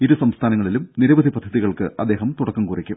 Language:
Malayalam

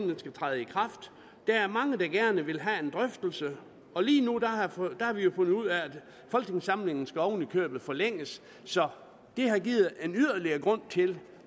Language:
Danish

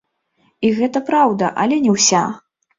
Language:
Belarusian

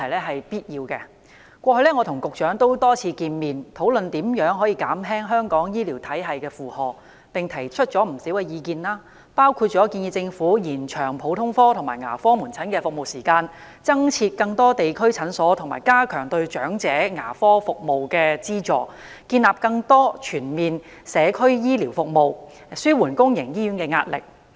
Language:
Cantonese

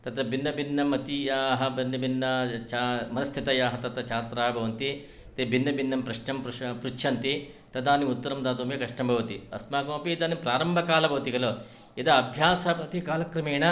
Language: Sanskrit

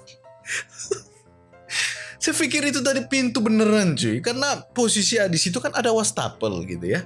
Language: Indonesian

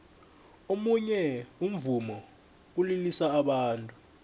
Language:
South Ndebele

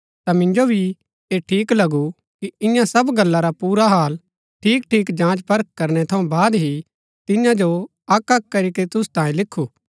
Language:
Gaddi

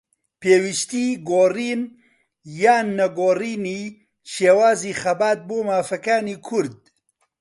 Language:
Central Kurdish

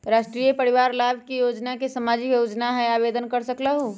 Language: Magahi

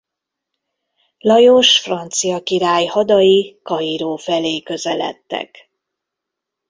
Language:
Hungarian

